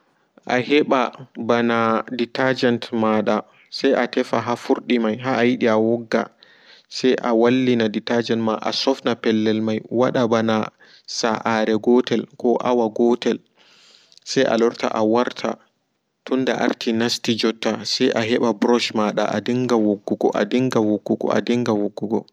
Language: Fula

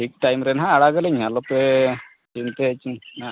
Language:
Santali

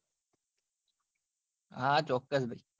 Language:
Gujarati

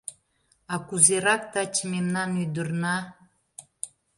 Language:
Mari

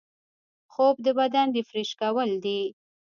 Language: Pashto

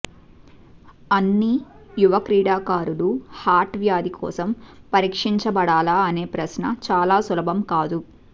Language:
Telugu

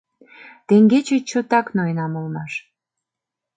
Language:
Mari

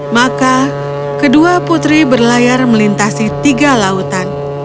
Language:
Indonesian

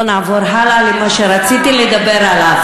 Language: Hebrew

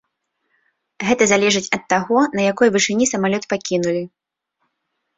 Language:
Belarusian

